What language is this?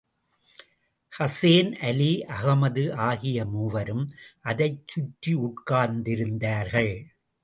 Tamil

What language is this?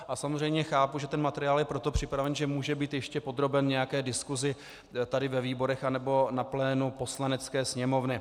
Czech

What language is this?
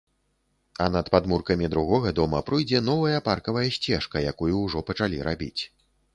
Belarusian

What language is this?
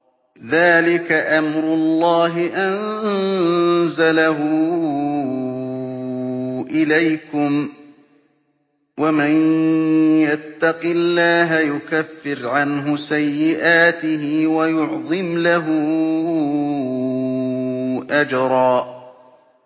Arabic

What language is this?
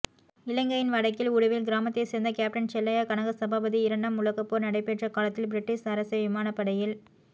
Tamil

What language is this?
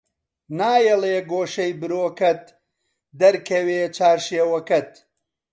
Central Kurdish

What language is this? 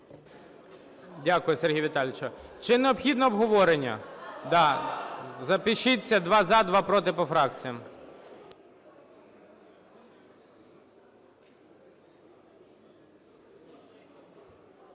Ukrainian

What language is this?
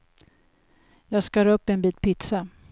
Swedish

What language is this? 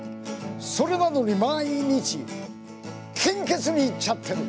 Japanese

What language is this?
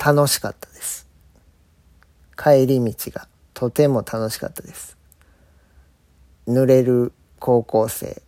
Japanese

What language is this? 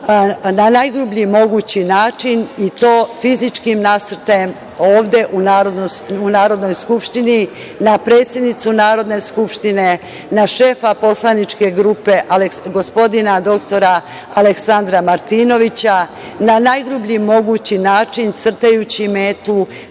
Serbian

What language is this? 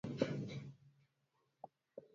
Swahili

